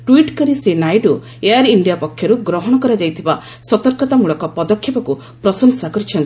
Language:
Odia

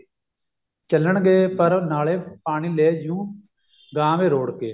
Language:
Punjabi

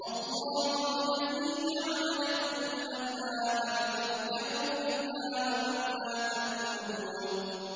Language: Arabic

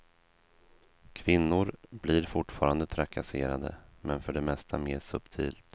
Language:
Swedish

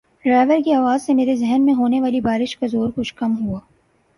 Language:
Urdu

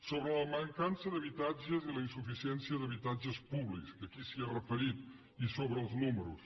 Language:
Catalan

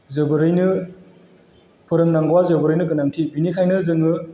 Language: Bodo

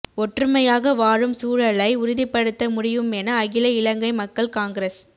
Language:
Tamil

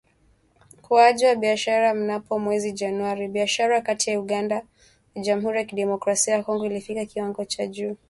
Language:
Swahili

